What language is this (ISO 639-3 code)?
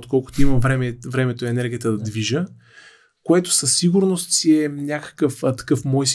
bul